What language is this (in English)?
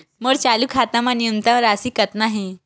Chhattisgarhi